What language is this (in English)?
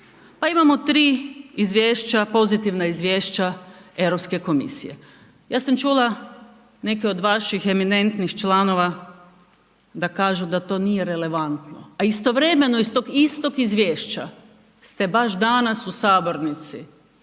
Croatian